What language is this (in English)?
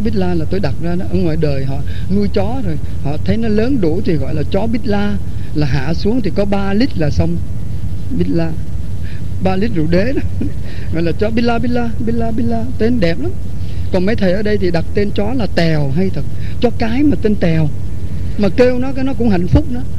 Vietnamese